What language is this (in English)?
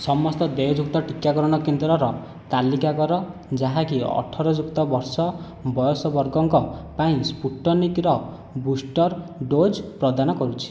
Odia